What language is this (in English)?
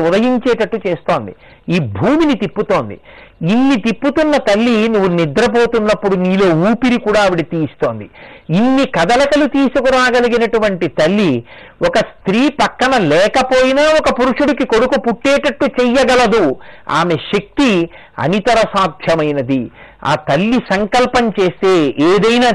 Telugu